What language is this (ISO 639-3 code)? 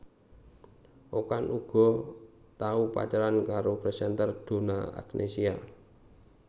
jav